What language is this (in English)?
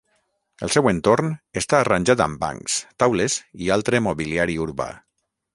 Catalan